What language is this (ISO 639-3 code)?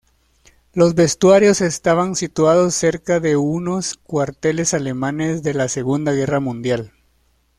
spa